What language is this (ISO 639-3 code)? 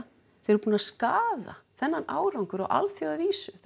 isl